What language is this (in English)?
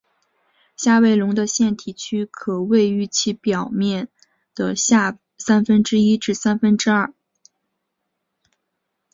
Chinese